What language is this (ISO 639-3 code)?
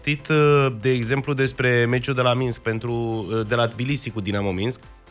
ron